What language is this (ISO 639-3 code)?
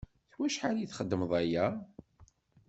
kab